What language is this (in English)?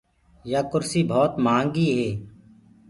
Gurgula